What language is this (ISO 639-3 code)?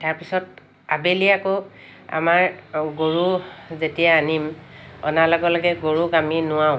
asm